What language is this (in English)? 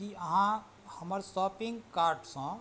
Maithili